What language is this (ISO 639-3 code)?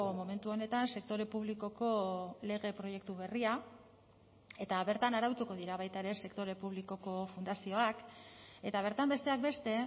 eus